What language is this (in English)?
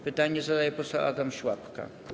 Polish